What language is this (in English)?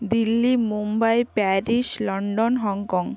Bangla